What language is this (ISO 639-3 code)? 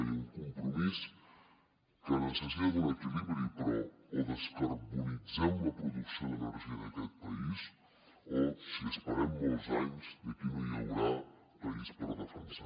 cat